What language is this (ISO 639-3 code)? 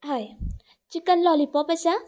kok